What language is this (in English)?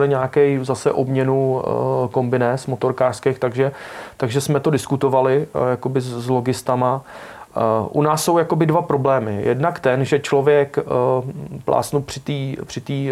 Czech